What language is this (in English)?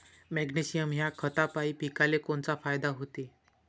Marathi